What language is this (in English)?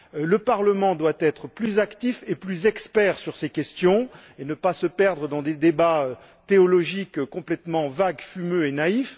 French